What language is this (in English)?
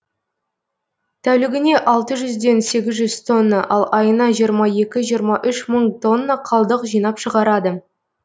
Kazakh